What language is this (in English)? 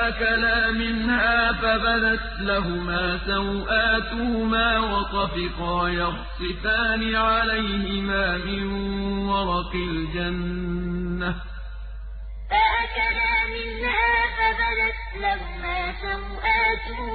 Arabic